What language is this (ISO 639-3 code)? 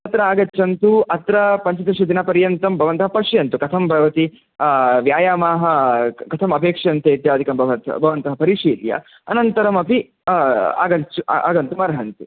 san